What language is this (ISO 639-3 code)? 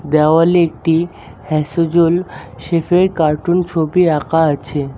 ben